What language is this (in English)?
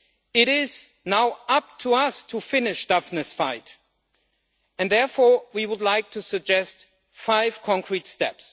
English